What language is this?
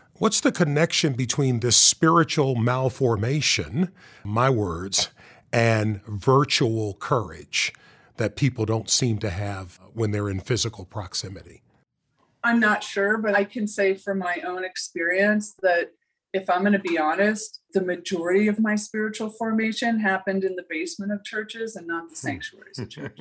English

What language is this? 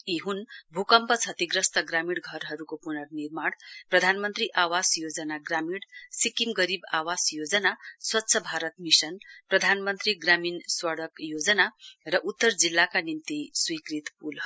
Nepali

